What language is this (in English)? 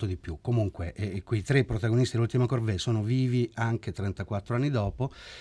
Italian